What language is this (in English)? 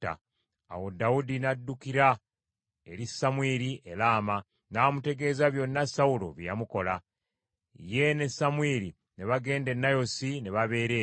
Ganda